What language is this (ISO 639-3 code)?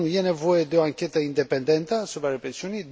ron